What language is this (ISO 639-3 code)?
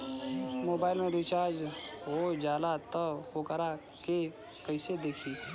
bho